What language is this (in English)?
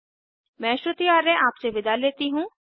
Hindi